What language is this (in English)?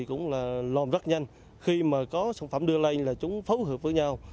Vietnamese